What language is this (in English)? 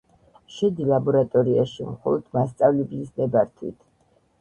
Georgian